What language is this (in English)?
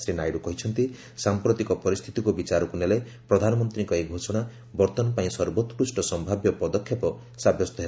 Odia